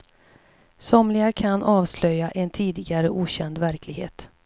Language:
Swedish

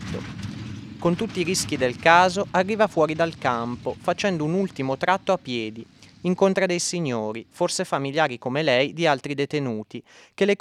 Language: Italian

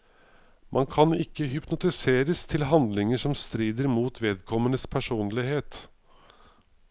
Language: Norwegian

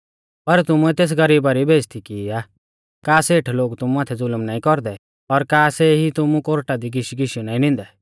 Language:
Mahasu Pahari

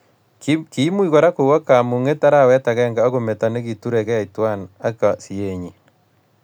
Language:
Kalenjin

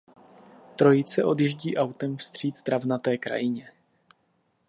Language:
Czech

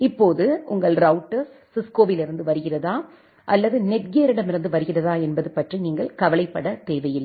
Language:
Tamil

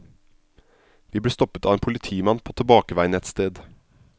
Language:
Norwegian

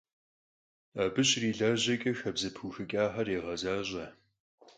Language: Kabardian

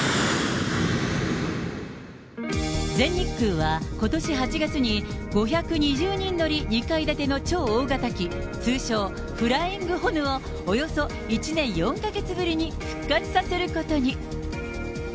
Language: Japanese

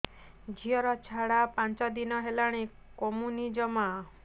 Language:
Odia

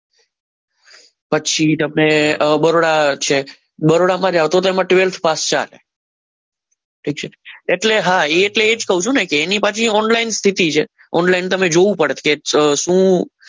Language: Gujarati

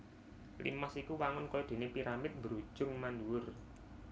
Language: Javanese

